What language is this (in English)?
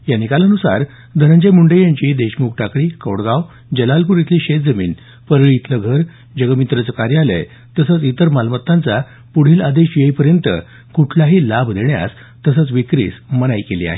Marathi